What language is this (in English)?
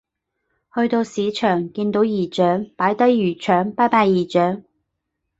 Cantonese